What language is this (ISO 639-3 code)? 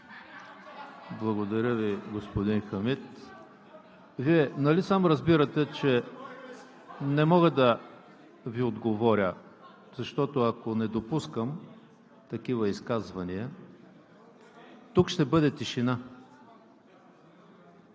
bul